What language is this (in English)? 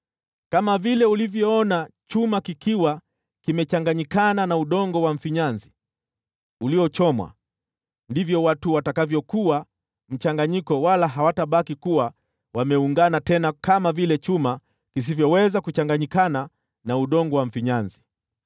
Swahili